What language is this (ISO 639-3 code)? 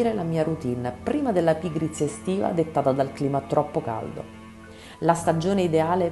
ita